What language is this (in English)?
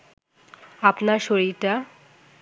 Bangla